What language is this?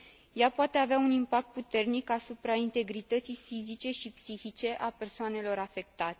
Romanian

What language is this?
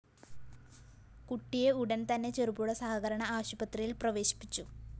Malayalam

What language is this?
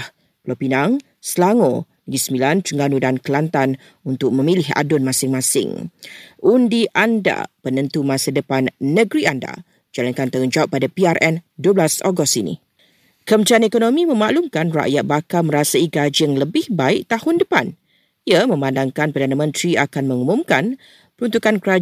Malay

